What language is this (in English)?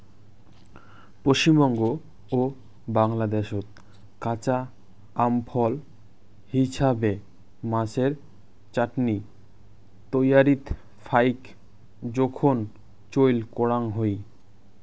Bangla